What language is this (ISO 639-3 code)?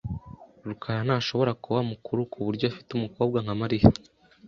kin